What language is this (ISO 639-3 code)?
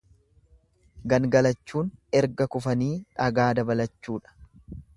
orm